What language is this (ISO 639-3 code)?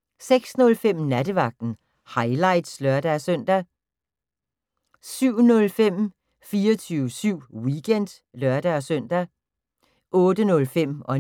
dan